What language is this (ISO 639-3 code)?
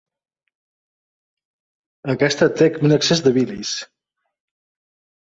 cat